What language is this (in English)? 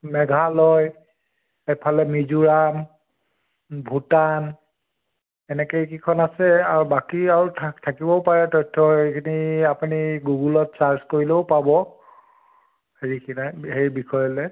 Assamese